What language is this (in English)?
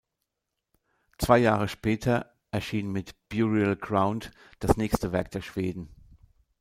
German